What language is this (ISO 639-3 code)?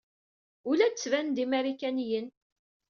kab